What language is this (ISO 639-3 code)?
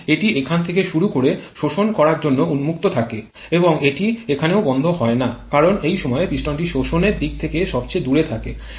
ben